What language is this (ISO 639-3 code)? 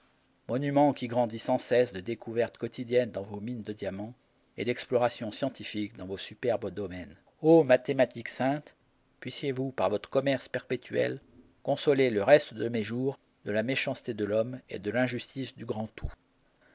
fra